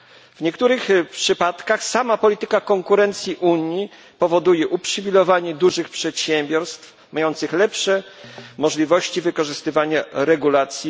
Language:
Polish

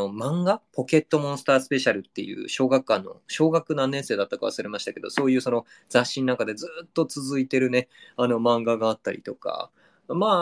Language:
Japanese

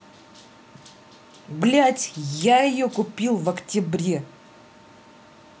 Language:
Russian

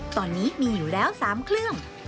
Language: Thai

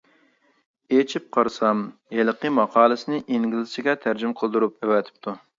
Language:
Uyghur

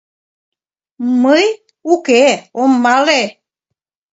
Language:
Mari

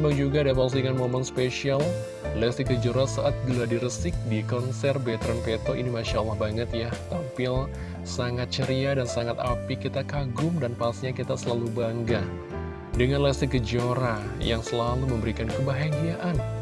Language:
Indonesian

